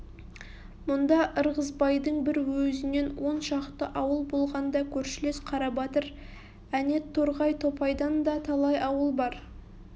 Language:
Kazakh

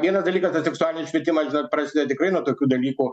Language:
Lithuanian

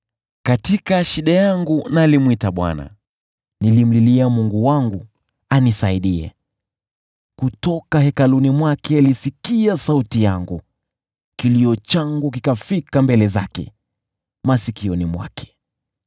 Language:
Swahili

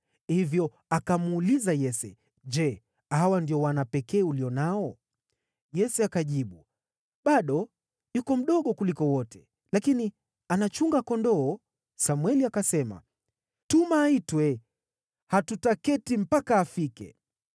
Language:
Swahili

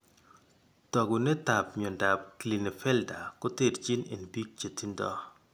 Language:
Kalenjin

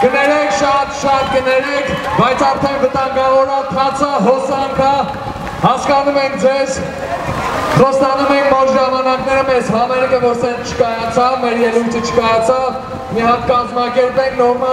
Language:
Latvian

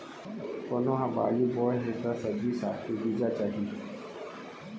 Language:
Chhattisgarhi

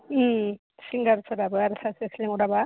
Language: Bodo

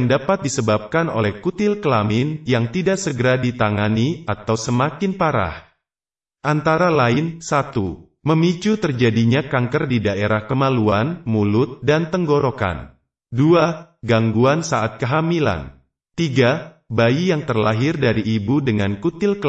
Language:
Indonesian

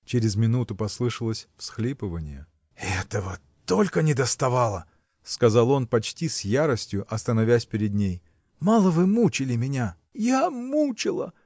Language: Russian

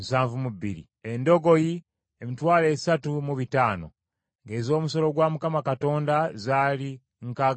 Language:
Ganda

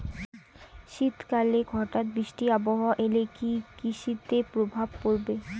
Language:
Bangla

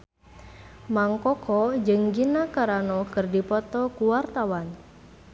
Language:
Sundanese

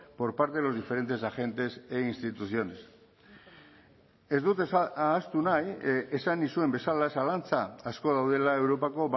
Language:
Basque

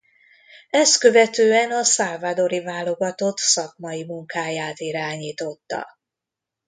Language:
Hungarian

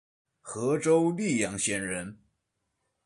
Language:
Chinese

